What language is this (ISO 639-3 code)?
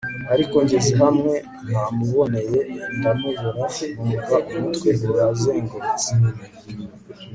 kin